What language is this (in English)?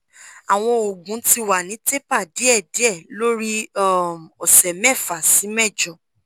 Yoruba